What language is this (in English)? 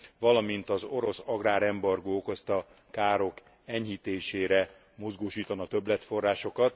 Hungarian